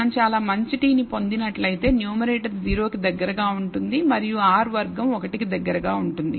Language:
Telugu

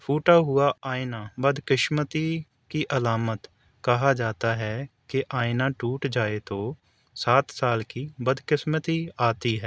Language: Urdu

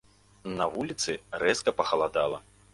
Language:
Belarusian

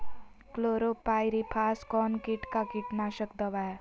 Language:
Magahi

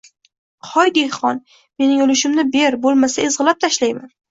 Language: Uzbek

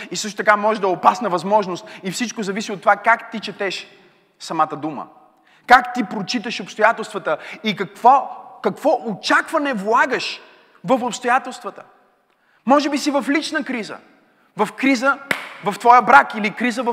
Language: Bulgarian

